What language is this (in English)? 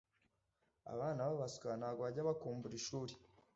Kinyarwanda